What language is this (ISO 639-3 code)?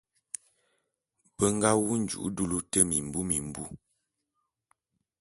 bum